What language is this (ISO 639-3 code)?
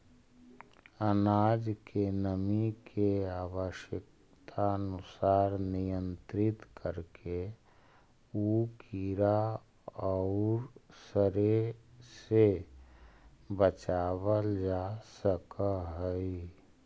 mag